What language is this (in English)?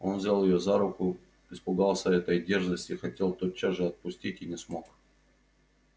Russian